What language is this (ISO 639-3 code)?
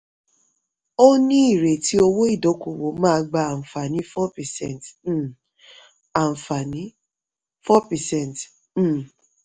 yor